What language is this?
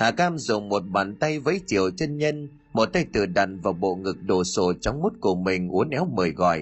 Vietnamese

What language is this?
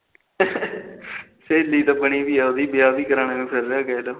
Punjabi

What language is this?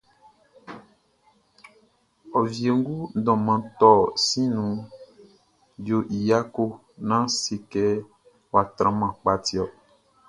Baoulé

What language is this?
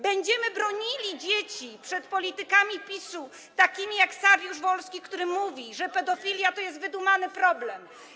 Polish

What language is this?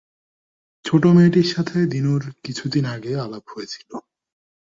Bangla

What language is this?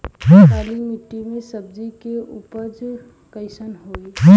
Bhojpuri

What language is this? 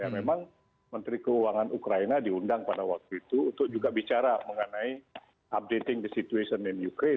Indonesian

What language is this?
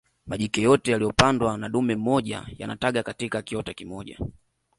Swahili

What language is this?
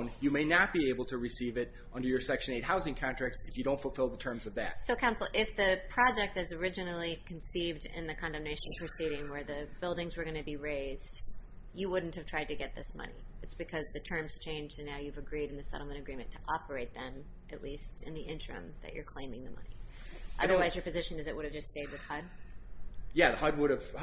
English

